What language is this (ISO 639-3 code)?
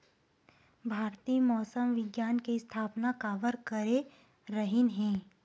hne